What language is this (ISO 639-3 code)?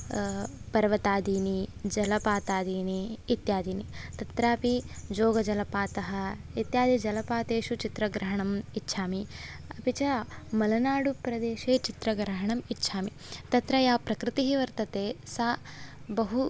san